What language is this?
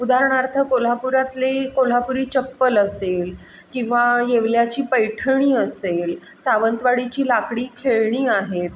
Marathi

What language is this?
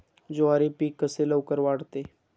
Marathi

